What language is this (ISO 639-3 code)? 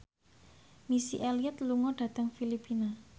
jav